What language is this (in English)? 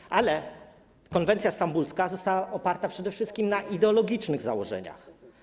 Polish